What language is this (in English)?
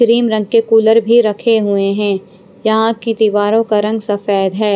Hindi